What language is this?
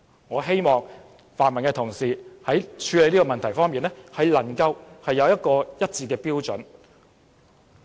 Cantonese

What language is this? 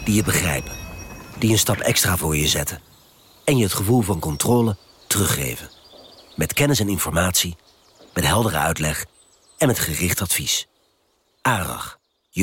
Dutch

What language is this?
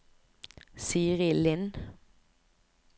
Norwegian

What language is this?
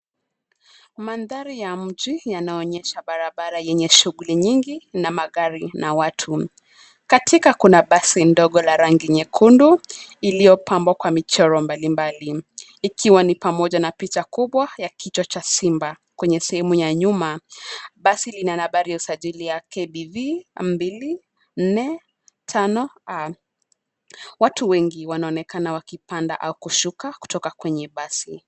Swahili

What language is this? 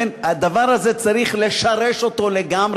Hebrew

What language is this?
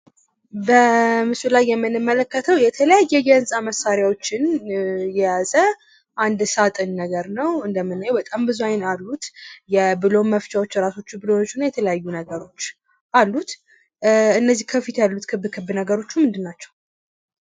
Amharic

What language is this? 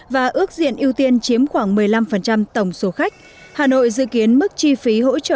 Vietnamese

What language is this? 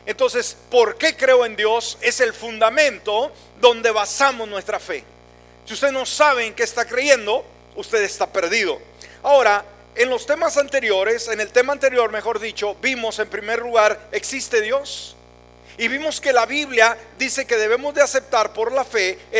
Spanish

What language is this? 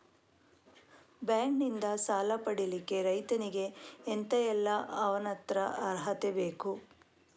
Kannada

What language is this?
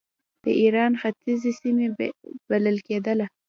Pashto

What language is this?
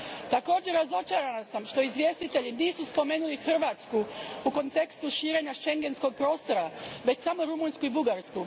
Croatian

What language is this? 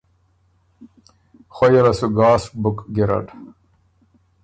Ormuri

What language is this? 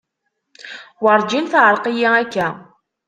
Kabyle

